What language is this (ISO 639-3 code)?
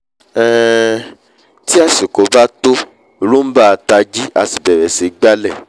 yor